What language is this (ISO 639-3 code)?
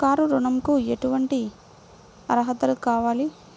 tel